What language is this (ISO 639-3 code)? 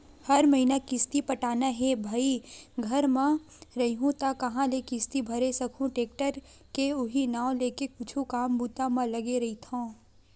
hne